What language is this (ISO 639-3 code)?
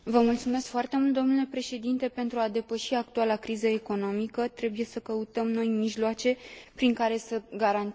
ron